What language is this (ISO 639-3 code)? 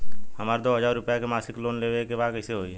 bho